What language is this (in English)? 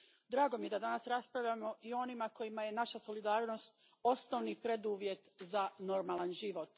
Croatian